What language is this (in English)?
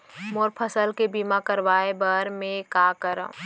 Chhattisgarhi